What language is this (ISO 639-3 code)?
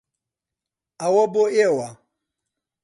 ckb